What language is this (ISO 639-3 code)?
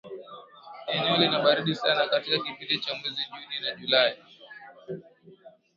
swa